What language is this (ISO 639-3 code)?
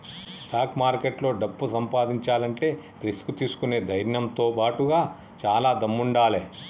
tel